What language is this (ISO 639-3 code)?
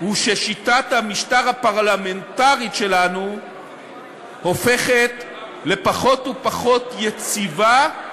heb